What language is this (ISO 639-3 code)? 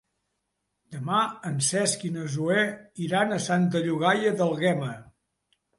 cat